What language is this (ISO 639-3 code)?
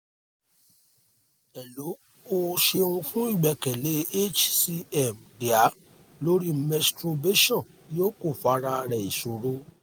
yor